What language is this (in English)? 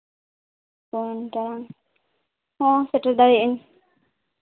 Santali